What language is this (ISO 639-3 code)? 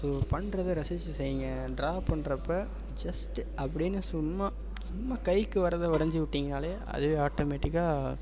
tam